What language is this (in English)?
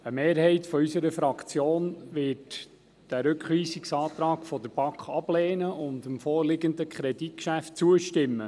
Swiss German